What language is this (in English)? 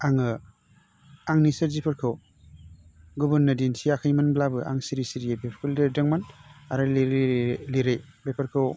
Bodo